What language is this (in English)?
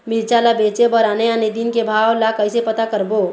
Chhattisgarhi